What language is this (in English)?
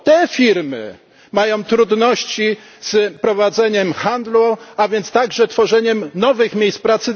Polish